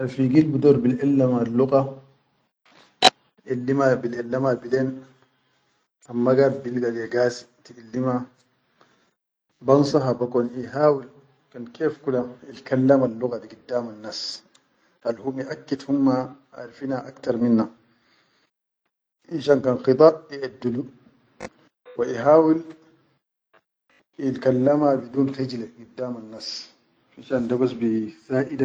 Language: Chadian Arabic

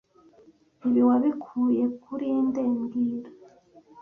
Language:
Kinyarwanda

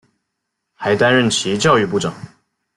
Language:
Chinese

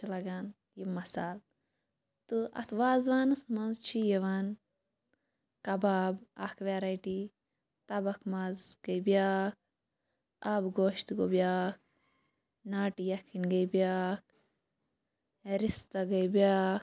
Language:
Kashmiri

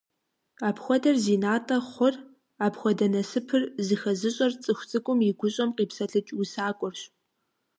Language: Kabardian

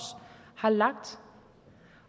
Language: Danish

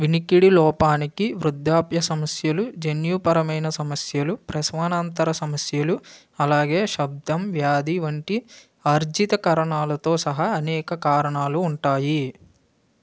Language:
Telugu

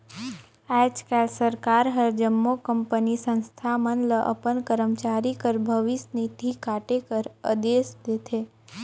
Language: Chhattisgarhi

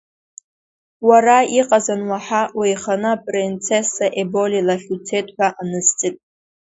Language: Abkhazian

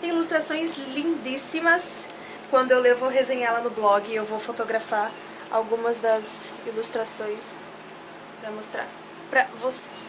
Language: Portuguese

